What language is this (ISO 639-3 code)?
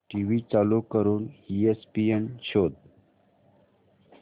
mar